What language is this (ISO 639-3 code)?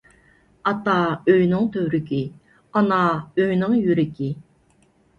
uig